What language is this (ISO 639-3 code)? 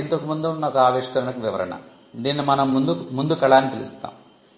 tel